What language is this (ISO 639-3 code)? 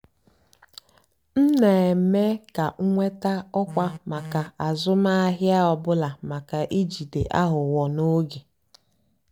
ibo